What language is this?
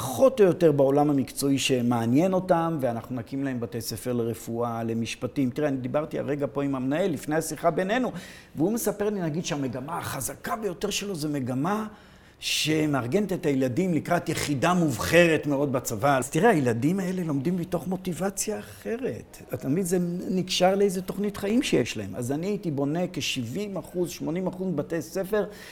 Hebrew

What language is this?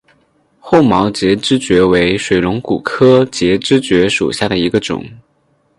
Chinese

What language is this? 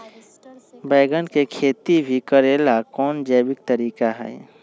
Magahi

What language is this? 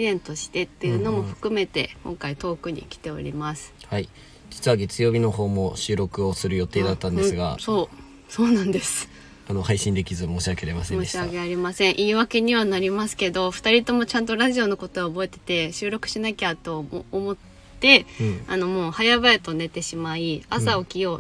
Japanese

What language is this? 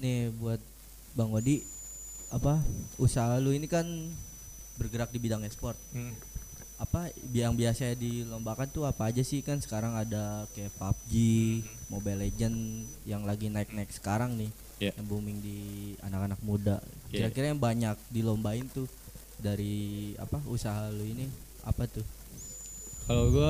Indonesian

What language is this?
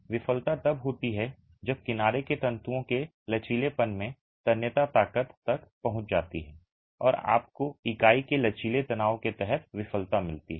Hindi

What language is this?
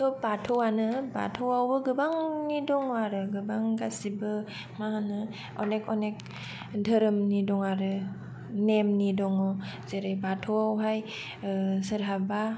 Bodo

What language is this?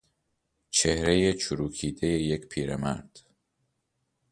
Persian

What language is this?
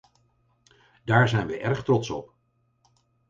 Dutch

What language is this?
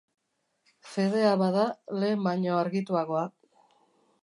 Basque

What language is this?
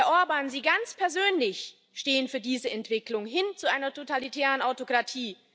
German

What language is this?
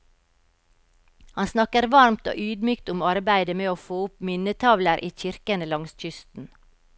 Norwegian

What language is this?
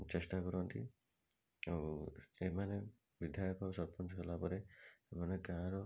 Odia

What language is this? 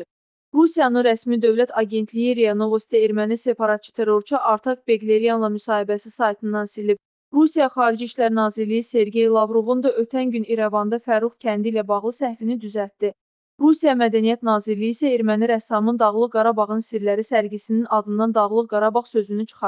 Turkish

